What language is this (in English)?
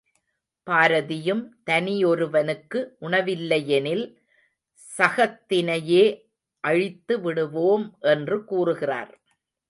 Tamil